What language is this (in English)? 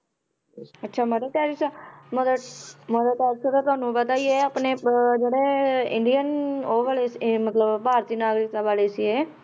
Punjabi